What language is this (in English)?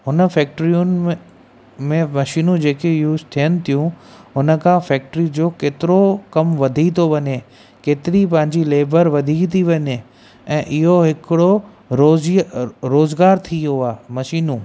Sindhi